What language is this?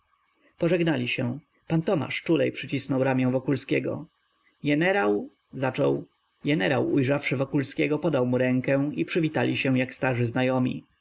Polish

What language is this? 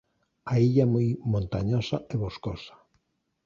Galician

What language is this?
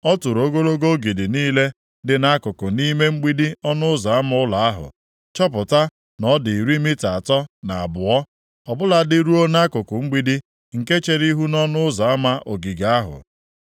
Igbo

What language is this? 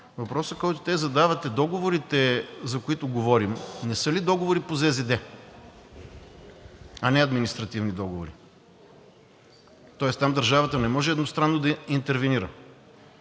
Bulgarian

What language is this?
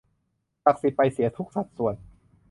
Thai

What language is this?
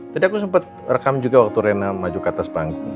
Indonesian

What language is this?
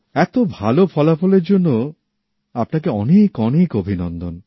Bangla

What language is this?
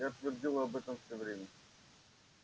Russian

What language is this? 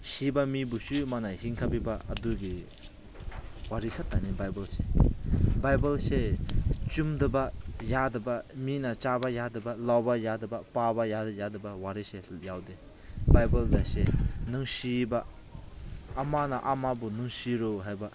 Manipuri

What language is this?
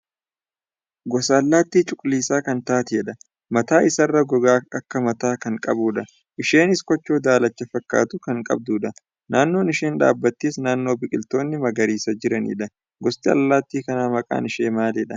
Oromo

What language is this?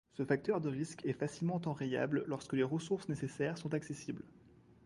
French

